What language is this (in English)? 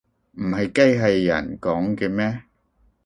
Cantonese